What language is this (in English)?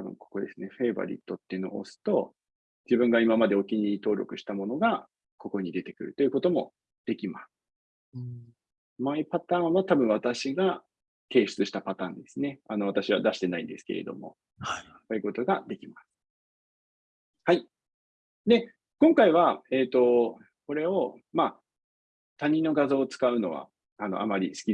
Japanese